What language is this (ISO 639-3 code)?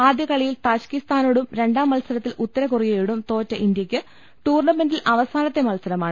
mal